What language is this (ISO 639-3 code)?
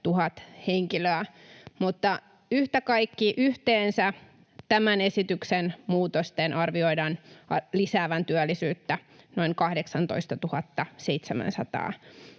fin